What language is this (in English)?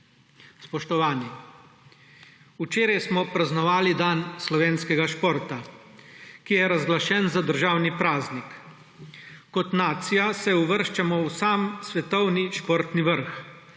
Slovenian